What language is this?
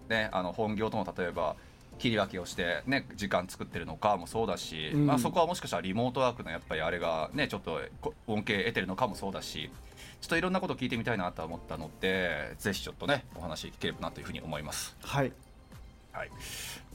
Japanese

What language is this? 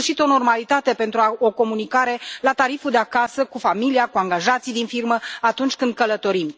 Romanian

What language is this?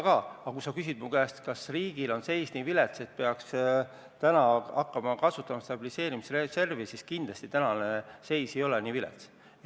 Estonian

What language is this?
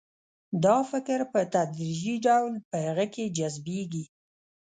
Pashto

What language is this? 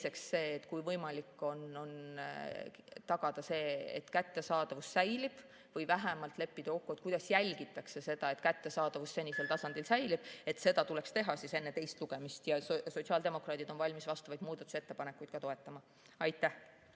Estonian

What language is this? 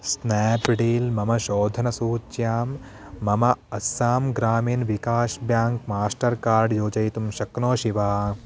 Sanskrit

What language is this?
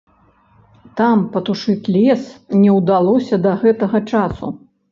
Belarusian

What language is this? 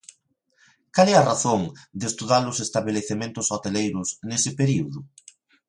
Galician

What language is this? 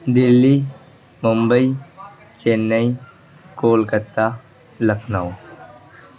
Urdu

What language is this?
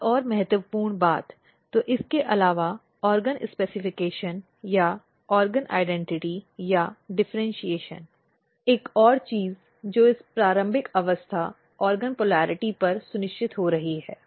Hindi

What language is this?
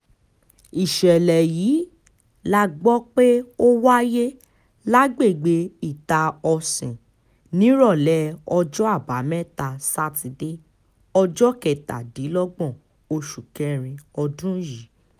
Yoruba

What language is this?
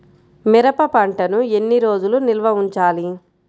Telugu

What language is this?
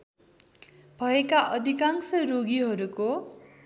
Nepali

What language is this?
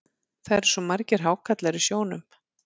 Icelandic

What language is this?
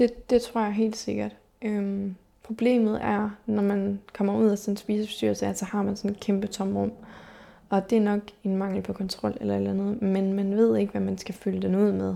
Danish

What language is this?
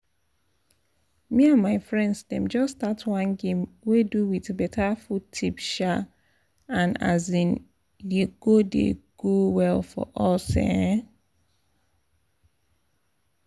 Nigerian Pidgin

